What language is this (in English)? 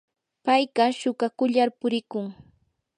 Yanahuanca Pasco Quechua